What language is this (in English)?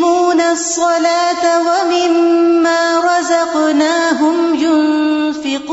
Urdu